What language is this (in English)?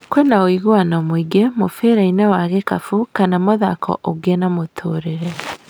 Kikuyu